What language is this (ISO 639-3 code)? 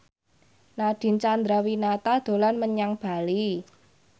jav